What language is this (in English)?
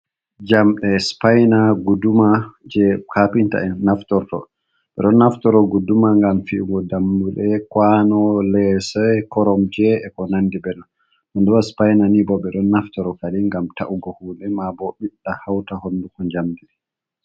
Fula